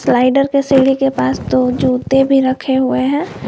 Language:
Hindi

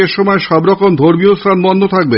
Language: Bangla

